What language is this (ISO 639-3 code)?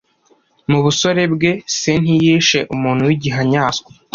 kin